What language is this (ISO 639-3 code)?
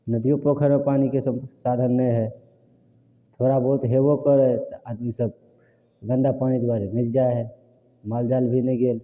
mai